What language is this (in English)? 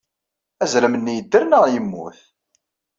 Kabyle